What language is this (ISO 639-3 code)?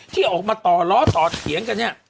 tha